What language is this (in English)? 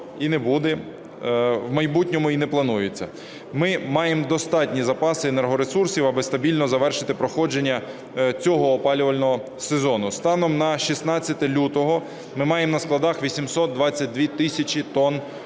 Ukrainian